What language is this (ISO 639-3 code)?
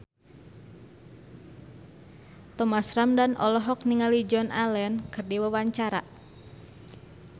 sun